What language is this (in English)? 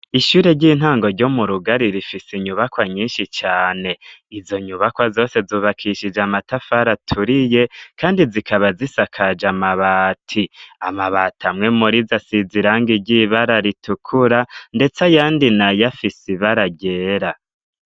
Rundi